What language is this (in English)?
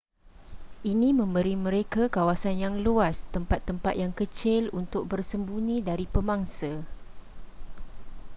Malay